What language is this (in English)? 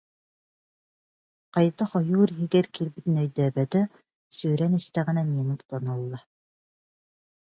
Yakut